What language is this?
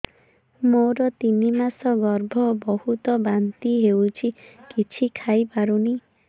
Odia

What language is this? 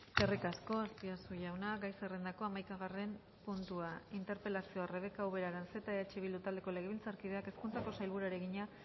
Basque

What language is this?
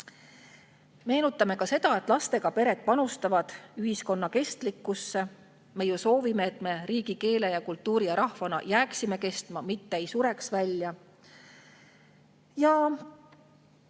Estonian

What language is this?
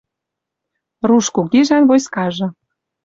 Western Mari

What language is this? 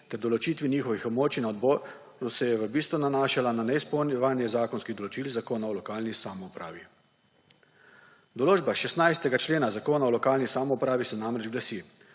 Slovenian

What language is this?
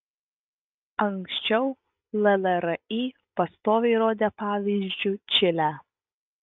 Lithuanian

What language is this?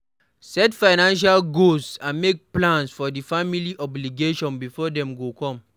Nigerian Pidgin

